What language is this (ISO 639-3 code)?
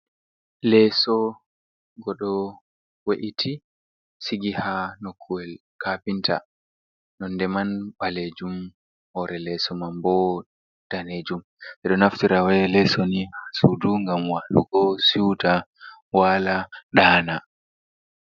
ful